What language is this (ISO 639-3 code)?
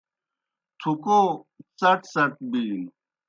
plk